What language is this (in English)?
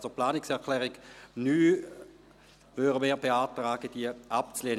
Swiss German